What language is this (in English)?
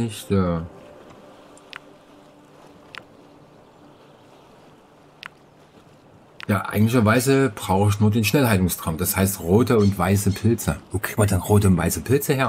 German